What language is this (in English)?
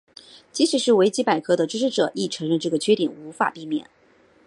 Chinese